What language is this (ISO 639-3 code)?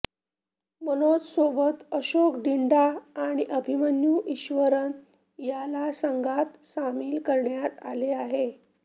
mar